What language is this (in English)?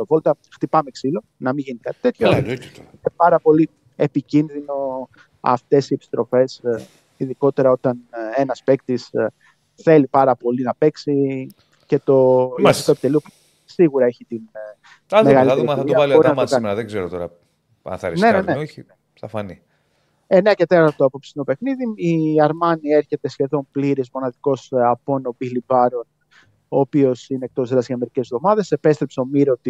Greek